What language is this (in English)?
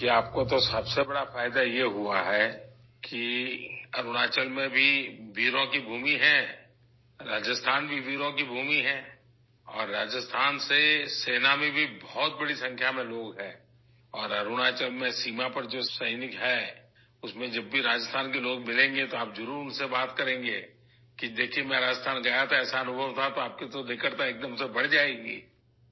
Urdu